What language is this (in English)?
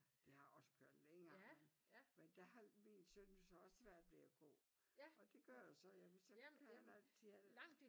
Danish